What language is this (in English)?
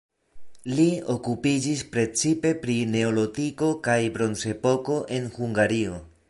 Esperanto